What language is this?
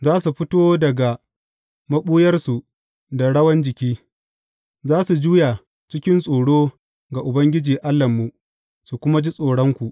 Hausa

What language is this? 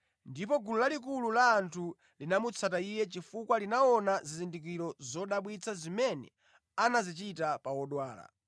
Nyanja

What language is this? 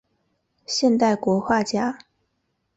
Chinese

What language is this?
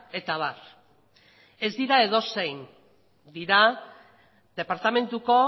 Basque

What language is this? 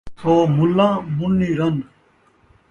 Saraiki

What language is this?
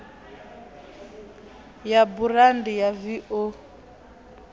Venda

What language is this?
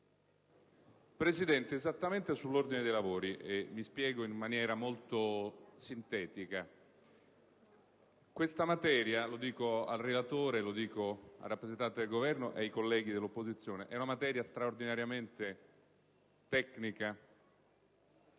Italian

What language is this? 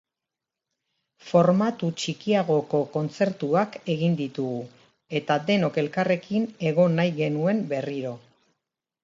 Basque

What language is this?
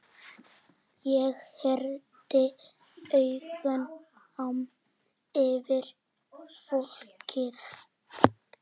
Icelandic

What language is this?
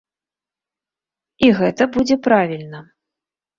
Belarusian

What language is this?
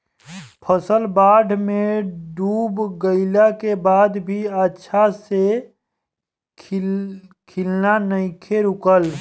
Bhojpuri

